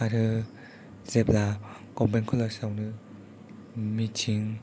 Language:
Bodo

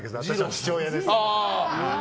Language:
Japanese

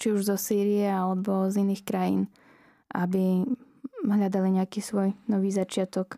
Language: Slovak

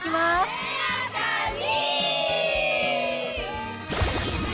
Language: Japanese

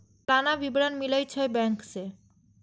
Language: Maithili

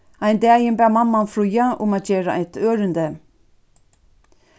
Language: Faroese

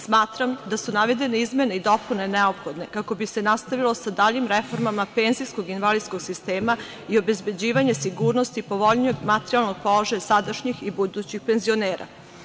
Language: Serbian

